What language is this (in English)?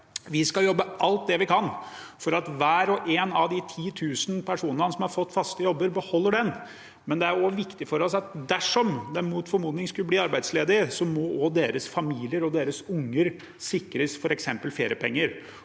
Norwegian